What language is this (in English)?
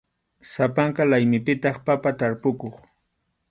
Arequipa-La Unión Quechua